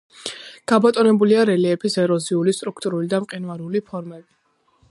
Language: Georgian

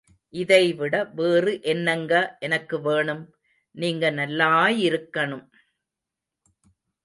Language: Tamil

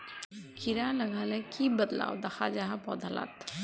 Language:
Magahi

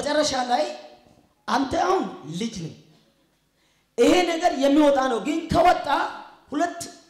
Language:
Arabic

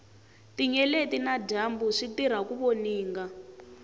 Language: Tsonga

